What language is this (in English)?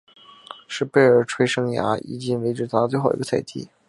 Chinese